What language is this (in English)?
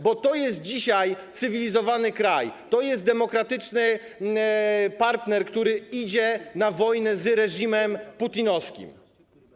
Polish